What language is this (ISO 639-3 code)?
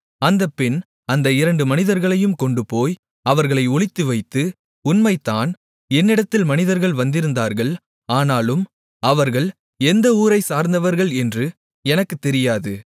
tam